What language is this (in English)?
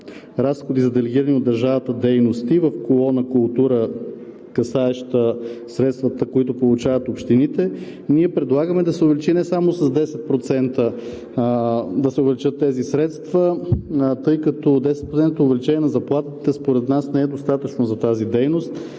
Bulgarian